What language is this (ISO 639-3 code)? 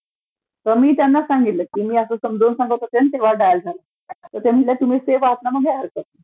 mar